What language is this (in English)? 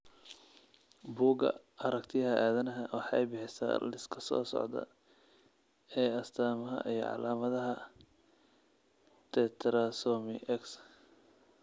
Somali